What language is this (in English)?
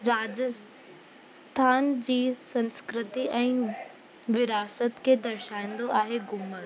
Sindhi